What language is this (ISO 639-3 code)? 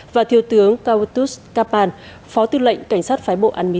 vie